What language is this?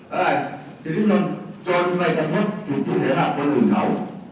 Thai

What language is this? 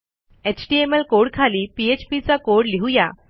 Marathi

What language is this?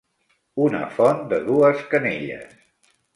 Catalan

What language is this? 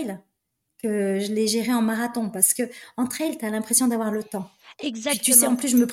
French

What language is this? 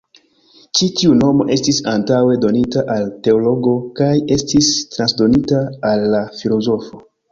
Esperanto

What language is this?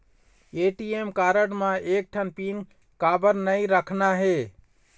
Chhattisgarhi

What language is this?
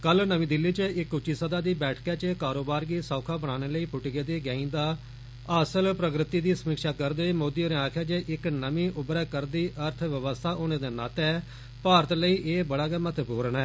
Dogri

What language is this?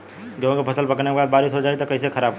Bhojpuri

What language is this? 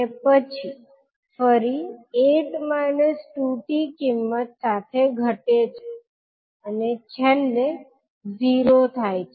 Gujarati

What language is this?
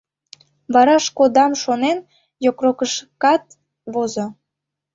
Mari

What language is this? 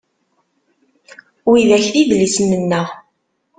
Kabyle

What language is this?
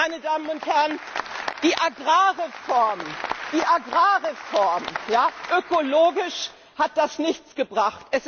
German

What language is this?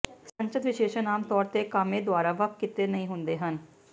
Punjabi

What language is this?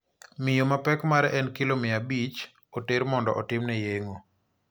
Luo (Kenya and Tanzania)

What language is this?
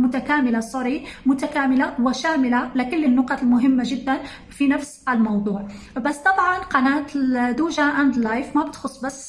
Arabic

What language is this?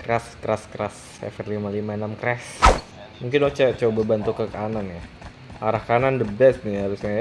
Indonesian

